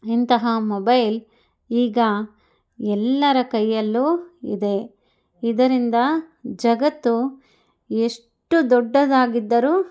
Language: Kannada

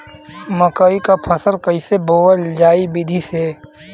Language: Bhojpuri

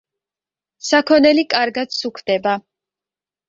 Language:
Georgian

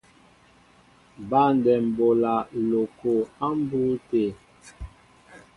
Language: Mbo (Cameroon)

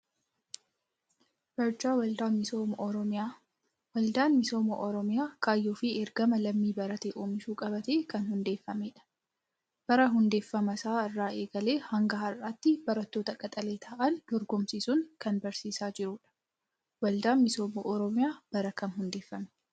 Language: Oromo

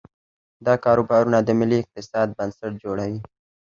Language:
Pashto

